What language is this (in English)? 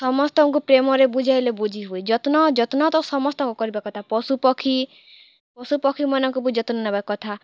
Odia